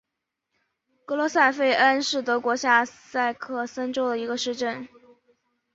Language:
Chinese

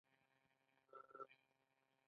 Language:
Pashto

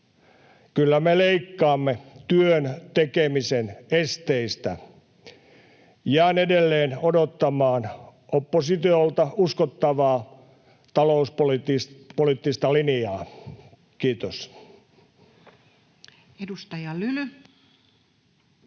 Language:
Finnish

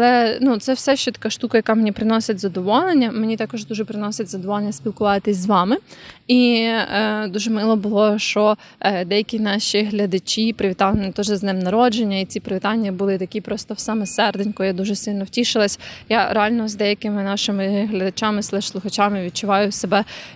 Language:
Ukrainian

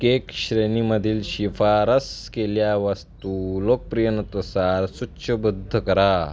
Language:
Marathi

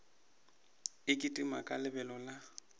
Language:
Northern Sotho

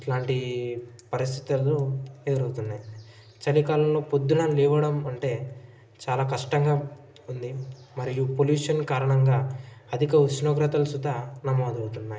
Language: Telugu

